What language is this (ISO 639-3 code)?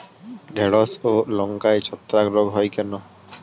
ben